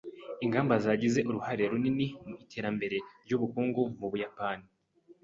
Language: Kinyarwanda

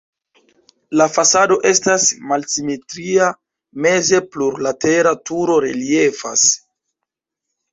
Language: Esperanto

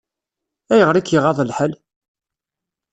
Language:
Kabyle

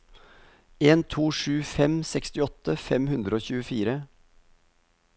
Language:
Norwegian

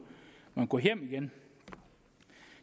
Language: Danish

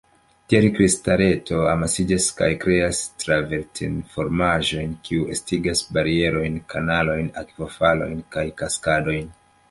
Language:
Esperanto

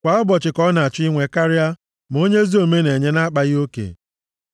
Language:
Igbo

